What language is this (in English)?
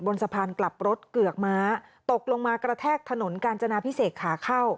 Thai